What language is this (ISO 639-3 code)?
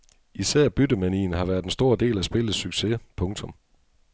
dan